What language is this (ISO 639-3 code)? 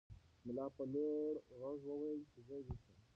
pus